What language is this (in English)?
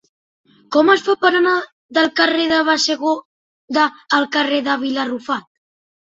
Catalan